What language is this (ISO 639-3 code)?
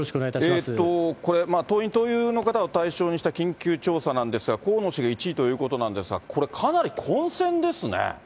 jpn